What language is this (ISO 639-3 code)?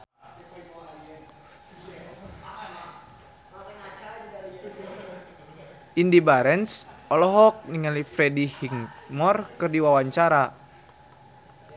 sun